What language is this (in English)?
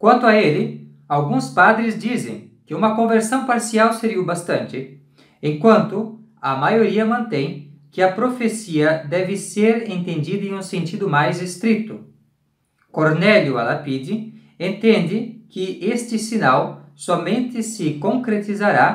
Portuguese